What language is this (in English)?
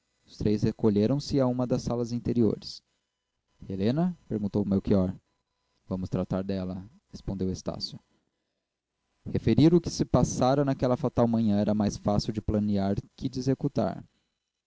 Portuguese